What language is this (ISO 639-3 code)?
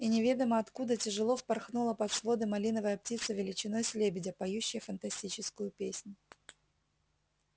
rus